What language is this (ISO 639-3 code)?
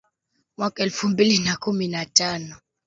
swa